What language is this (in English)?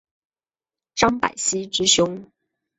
Chinese